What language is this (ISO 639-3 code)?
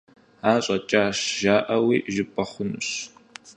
kbd